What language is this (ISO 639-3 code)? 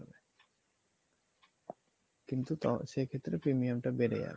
ben